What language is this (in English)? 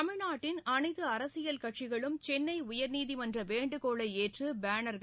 Tamil